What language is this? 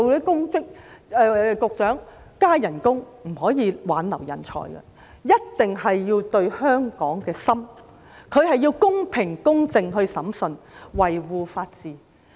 Cantonese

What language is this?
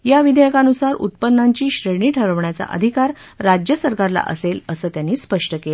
Marathi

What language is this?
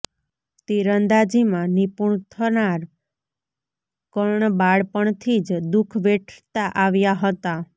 Gujarati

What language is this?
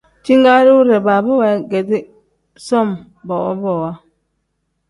Tem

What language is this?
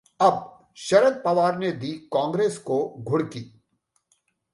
Hindi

